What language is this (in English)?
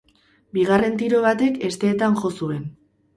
Basque